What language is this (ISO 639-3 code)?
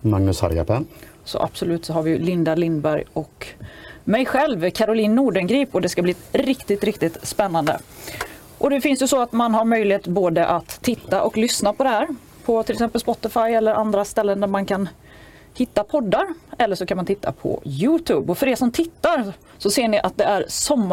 swe